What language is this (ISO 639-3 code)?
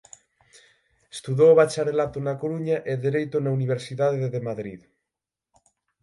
glg